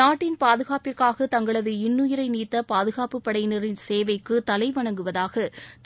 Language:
Tamil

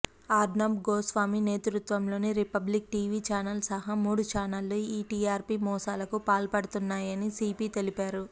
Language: Telugu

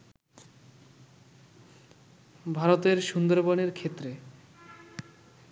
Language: Bangla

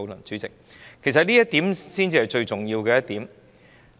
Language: Cantonese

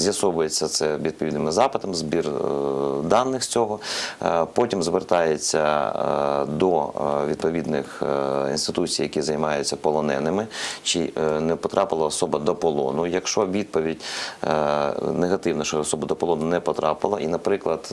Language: Ukrainian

